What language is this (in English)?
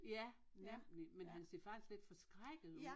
Danish